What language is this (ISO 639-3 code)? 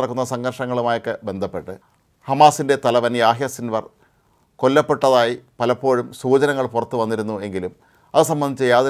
ara